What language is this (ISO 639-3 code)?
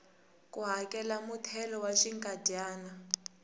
tso